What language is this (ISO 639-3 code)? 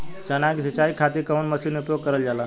bho